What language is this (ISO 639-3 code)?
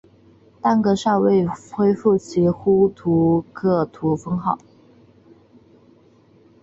zho